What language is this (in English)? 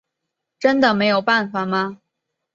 Chinese